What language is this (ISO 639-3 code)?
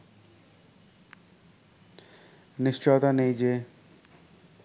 ben